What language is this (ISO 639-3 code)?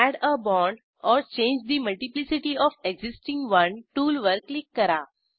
mar